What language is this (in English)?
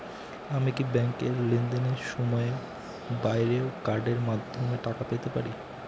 Bangla